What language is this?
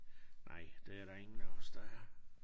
Danish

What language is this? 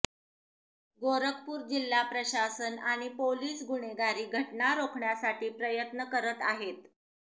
Marathi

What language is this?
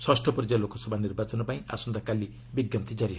Odia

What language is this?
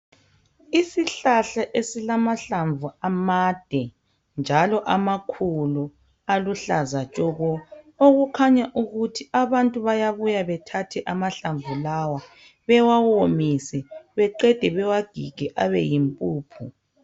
North Ndebele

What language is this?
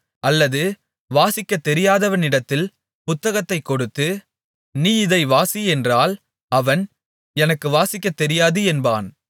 Tamil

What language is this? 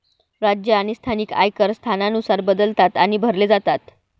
Marathi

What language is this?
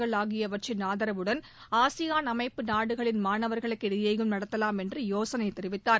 Tamil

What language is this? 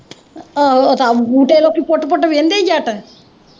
Punjabi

